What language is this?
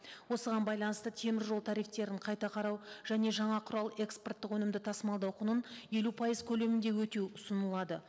Kazakh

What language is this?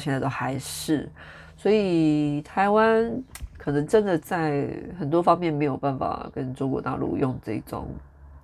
Chinese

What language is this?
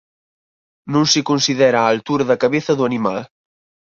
Galician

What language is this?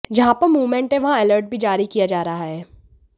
Hindi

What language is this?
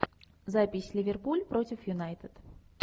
Russian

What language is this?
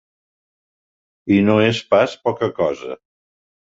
Catalan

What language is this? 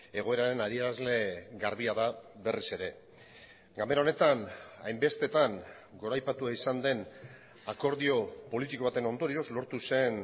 Basque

